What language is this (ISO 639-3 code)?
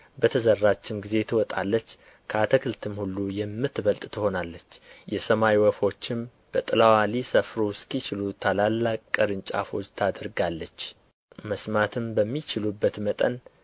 amh